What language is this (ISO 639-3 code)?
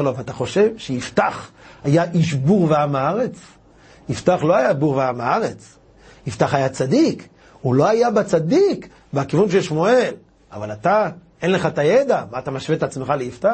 heb